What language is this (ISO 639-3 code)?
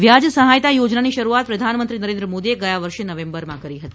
guj